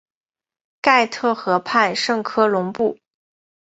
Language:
Chinese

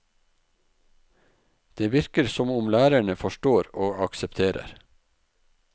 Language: Norwegian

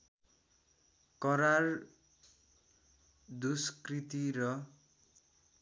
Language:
Nepali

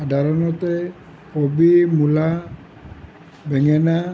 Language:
Assamese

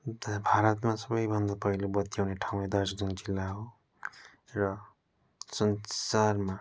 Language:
Nepali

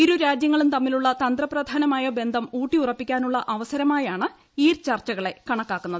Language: Malayalam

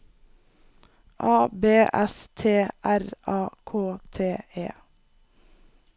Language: Norwegian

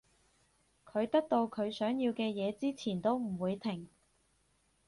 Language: Cantonese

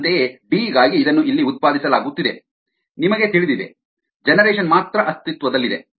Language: Kannada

